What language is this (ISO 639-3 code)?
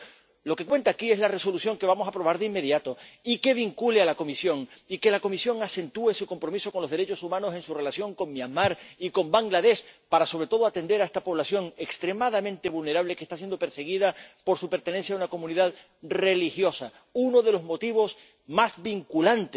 spa